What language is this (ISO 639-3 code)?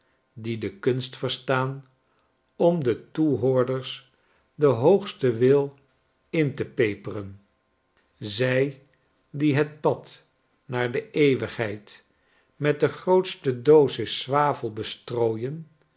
nld